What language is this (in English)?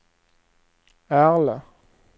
Swedish